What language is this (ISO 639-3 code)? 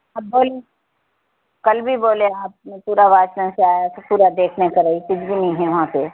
urd